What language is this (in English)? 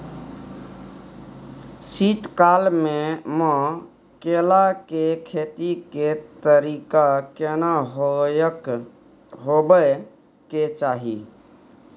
Maithili